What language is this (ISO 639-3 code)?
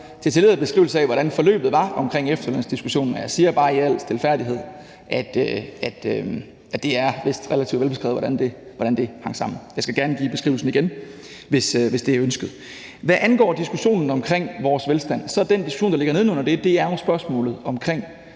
dan